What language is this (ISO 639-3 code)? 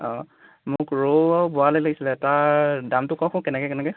asm